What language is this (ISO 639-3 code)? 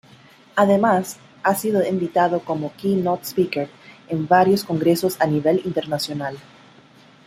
spa